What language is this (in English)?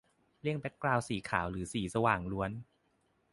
Thai